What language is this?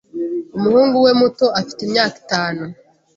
Kinyarwanda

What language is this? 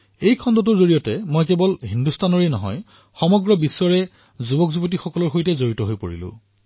Assamese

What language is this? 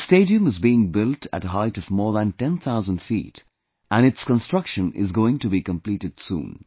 English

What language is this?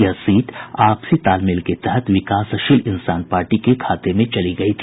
Hindi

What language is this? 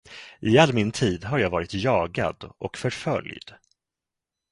Swedish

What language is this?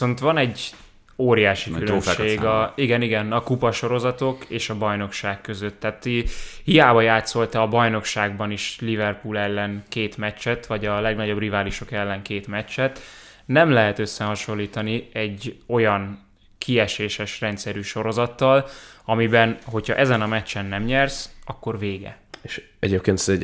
Hungarian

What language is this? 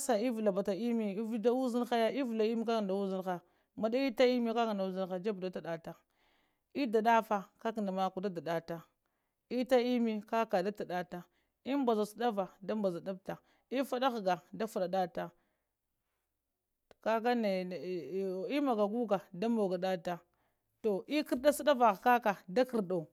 Lamang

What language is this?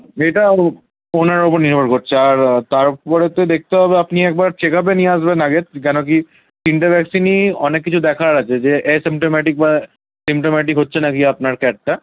Bangla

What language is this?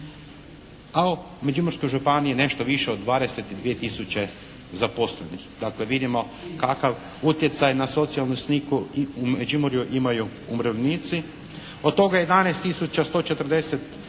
Croatian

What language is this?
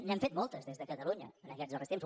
Catalan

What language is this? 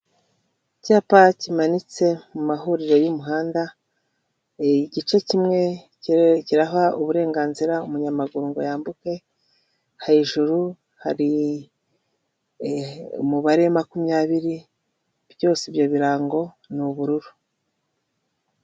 Kinyarwanda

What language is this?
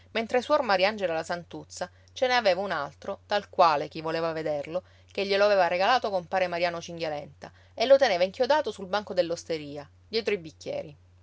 Italian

